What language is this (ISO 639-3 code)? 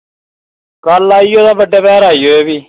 doi